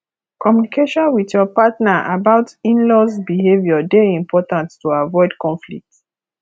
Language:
Nigerian Pidgin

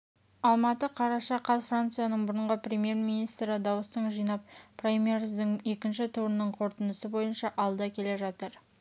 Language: Kazakh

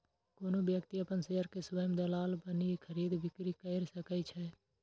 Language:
Maithili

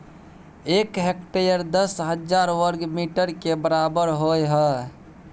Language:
Maithili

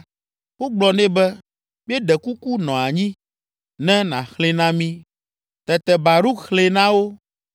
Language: Ewe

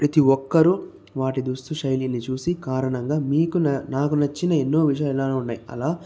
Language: Telugu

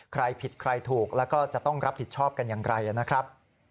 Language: Thai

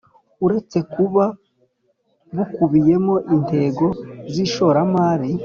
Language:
Kinyarwanda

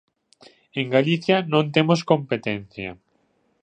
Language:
Galician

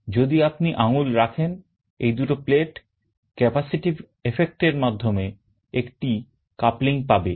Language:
Bangla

